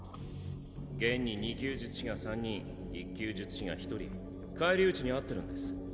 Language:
Japanese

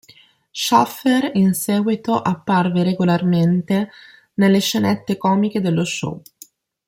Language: Italian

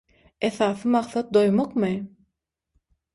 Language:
Turkmen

